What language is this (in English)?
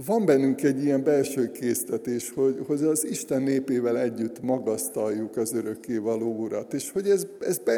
Hungarian